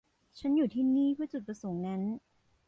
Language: Thai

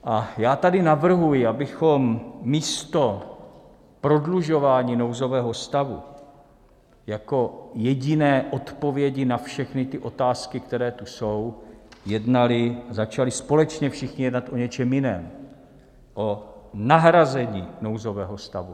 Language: Czech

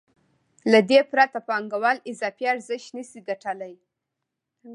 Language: Pashto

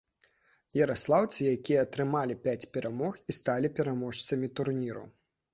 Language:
Belarusian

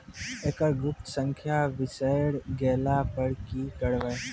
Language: Maithili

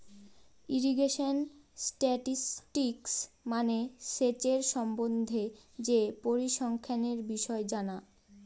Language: Bangla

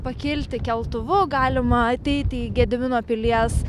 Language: Lithuanian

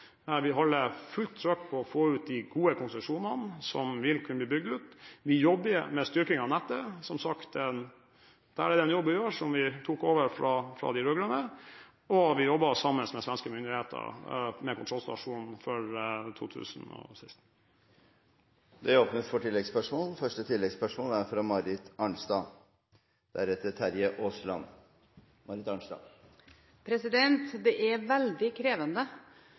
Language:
Norwegian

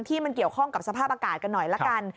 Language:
Thai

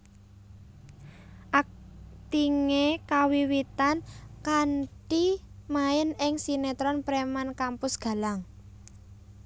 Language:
Javanese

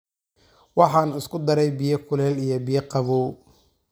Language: Somali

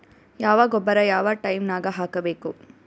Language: Kannada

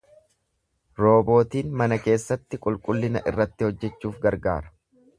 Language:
Oromo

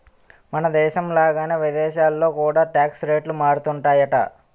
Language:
Telugu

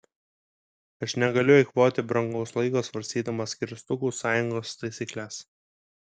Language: Lithuanian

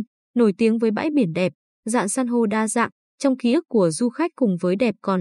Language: Vietnamese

